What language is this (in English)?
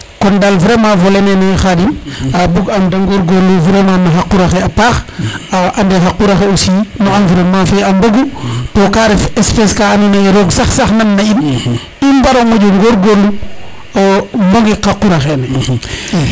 Serer